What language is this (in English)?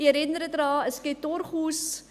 Swiss German